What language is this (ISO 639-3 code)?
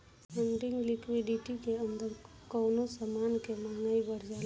bho